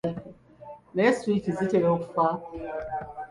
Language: Ganda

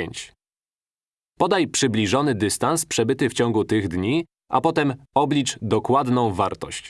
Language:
Polish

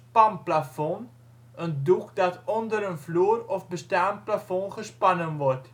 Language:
Dutch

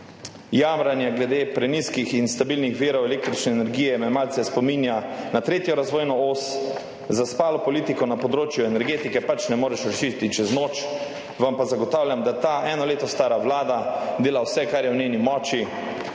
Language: Slovenian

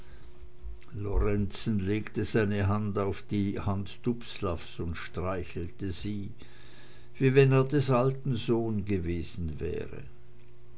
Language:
German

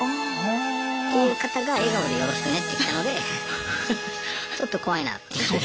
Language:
Japanese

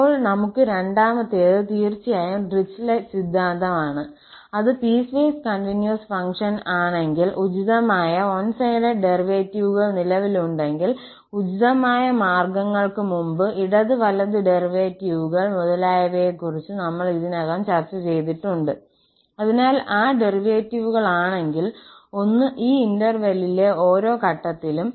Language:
Malayalam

